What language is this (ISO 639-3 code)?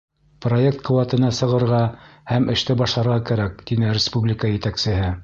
bak